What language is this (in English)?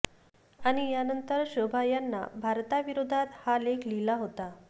Marathi